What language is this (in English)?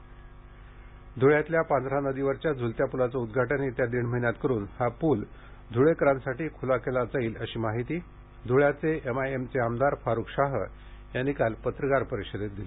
Marathi